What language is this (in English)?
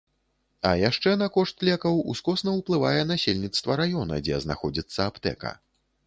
Belarusian